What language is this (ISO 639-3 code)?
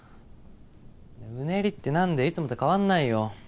jpn